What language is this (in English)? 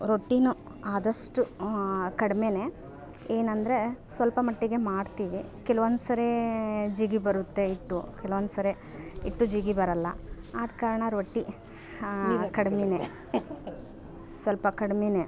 Kannada